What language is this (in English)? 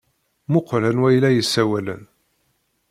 Kabyle